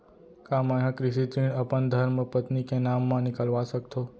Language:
Chhattisgarhi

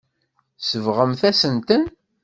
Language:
Kabyle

